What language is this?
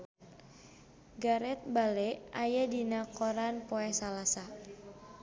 Sundanese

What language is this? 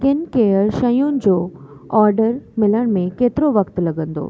Sindhi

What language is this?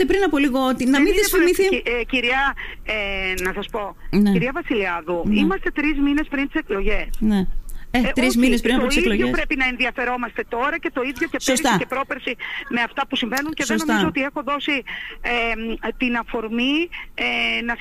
Greek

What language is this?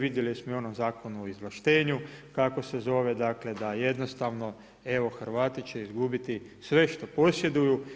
Croatian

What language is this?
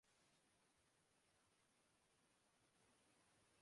Urdu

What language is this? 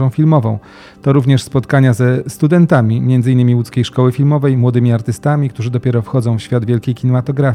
Polish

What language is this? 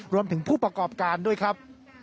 Thai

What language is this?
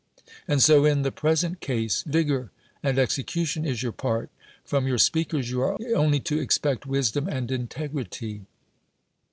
English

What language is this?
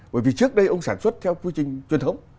Vietnamese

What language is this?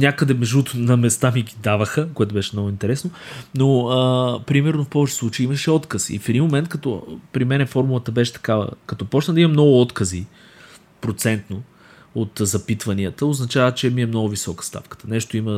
Bulgarian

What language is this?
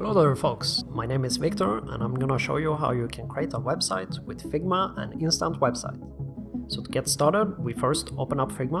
English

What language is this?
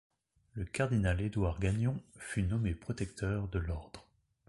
French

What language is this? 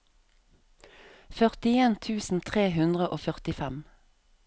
Norwegian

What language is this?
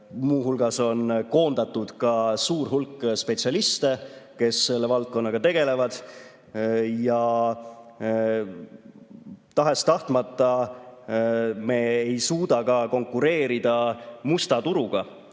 Estonian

